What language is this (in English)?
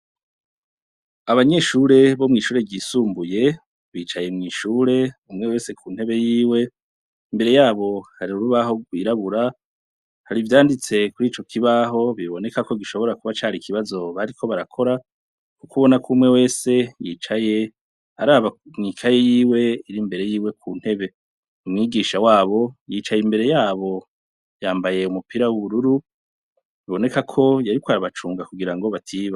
Rundi